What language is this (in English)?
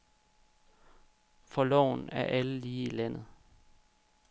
Danish